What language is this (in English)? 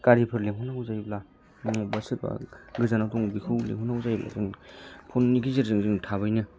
Bodo